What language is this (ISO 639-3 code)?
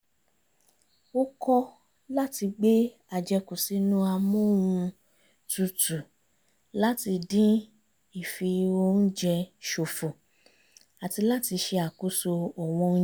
yor